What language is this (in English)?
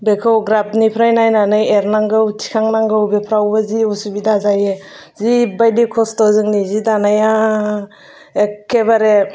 Bodo